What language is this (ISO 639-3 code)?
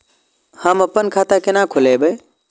mai